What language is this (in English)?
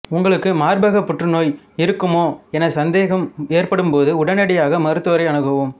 Tamil